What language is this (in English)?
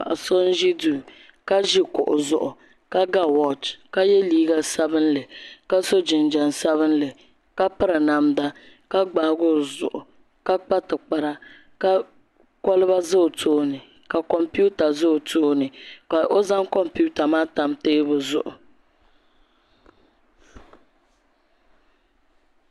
Dagbani